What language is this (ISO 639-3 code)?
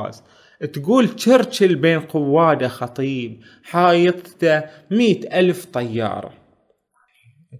ara